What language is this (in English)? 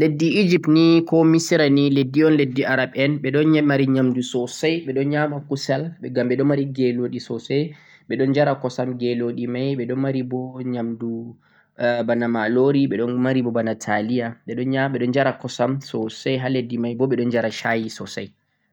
Central-Eastern Niger Fulfulde